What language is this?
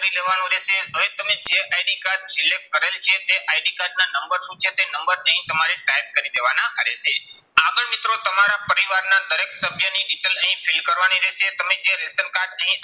Gujarati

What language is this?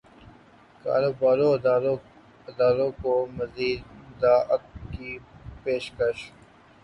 Urdu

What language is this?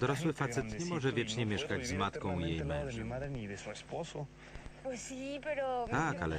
Polish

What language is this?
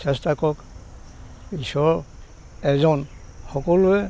Assamese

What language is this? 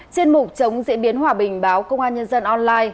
Vietnamese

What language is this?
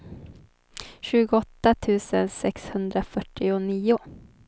Swedish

